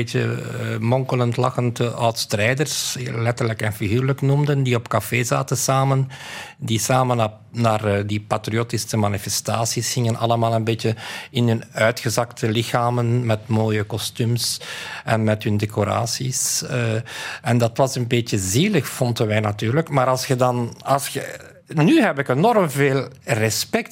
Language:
Dutch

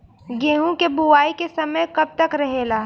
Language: Bhojpuri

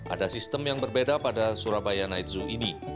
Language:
Indonesian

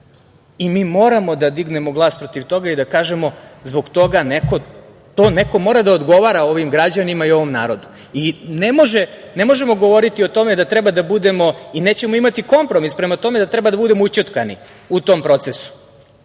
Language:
Serbian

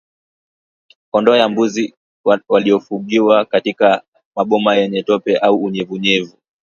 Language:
Swahili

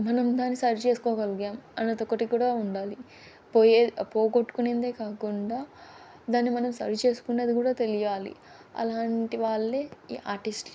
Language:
Telugu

